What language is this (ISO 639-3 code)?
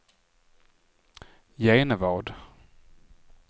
swe